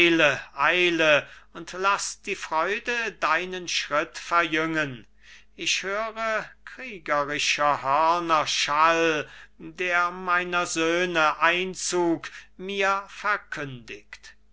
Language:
German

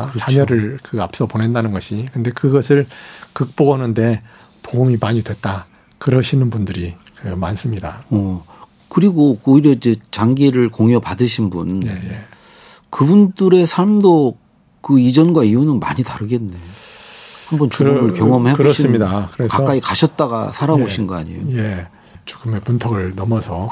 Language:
Korean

